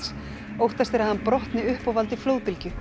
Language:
Icelandic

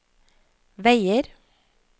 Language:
Norwegian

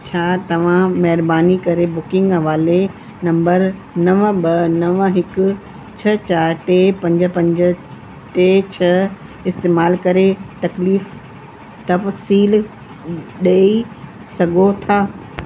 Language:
Sindhi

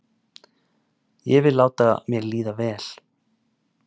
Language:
Icelandic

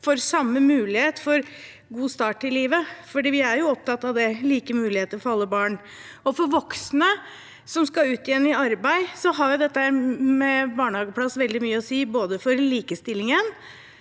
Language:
Norwegian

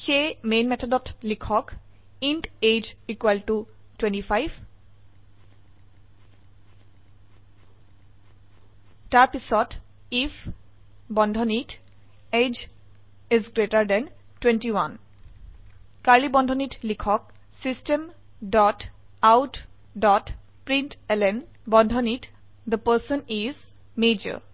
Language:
Assamese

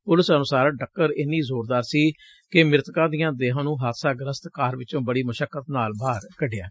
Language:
Punjabi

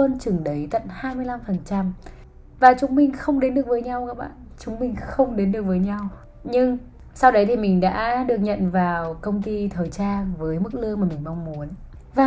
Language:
Vietnamese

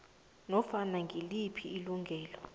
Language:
South Ndebele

